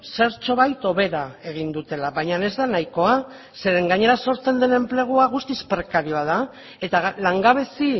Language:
Basque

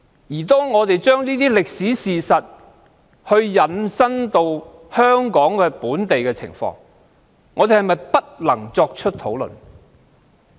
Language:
Cantonese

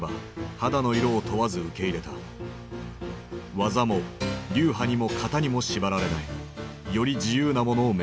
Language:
Japanese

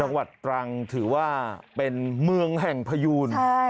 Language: Thai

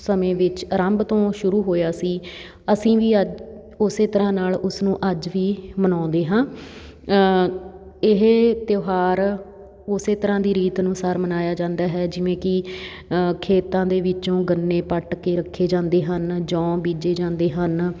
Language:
Punjabi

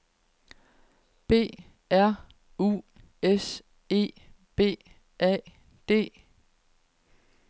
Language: Danish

